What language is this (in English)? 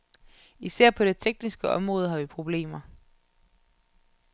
Danish